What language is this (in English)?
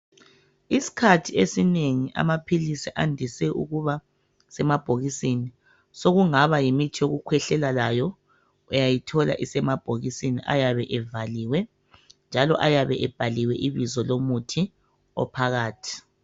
North Ndebele